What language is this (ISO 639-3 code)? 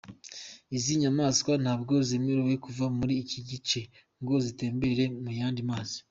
kin